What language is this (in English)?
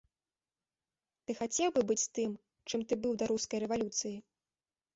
Belarusian